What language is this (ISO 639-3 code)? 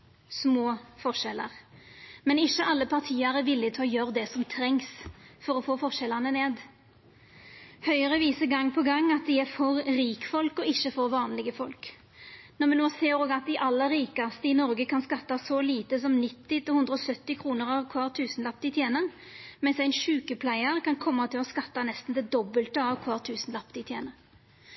nno